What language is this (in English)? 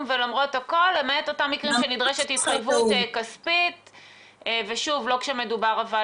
Hebrew